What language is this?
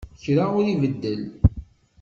Kabyle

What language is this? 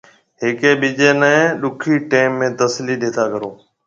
Marwari (Pakistan)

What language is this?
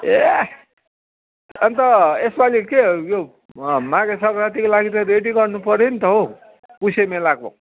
Nepali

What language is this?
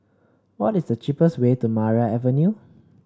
English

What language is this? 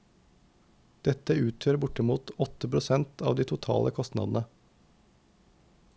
Norwegian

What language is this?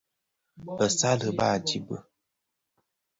Bafia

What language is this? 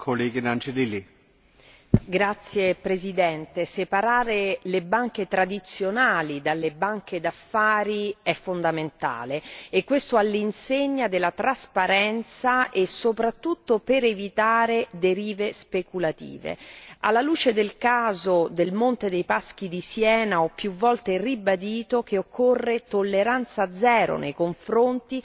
Italian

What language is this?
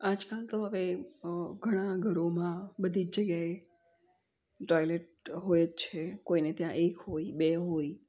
Gujarati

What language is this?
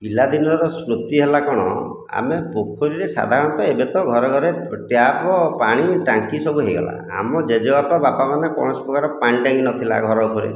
Odia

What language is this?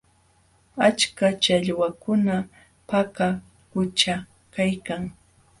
Jauja Wanca Quechua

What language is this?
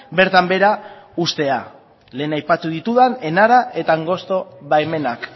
Basque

